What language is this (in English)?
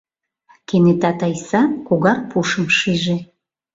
Mari